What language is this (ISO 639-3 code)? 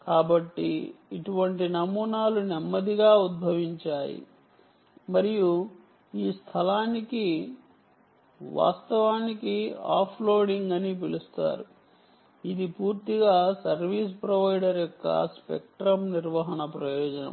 tel